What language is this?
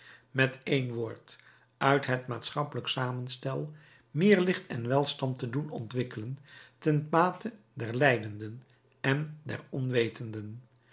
Dutch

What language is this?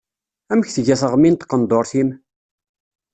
Kabyle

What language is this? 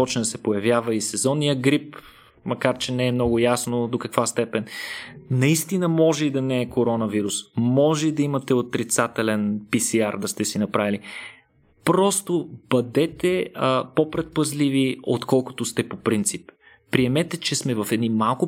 Bulgarian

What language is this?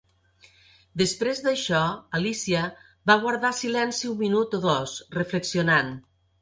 Catalan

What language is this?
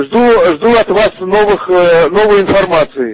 Russian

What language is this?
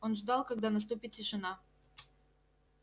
Russian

